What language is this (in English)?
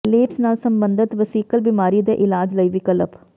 Punjabi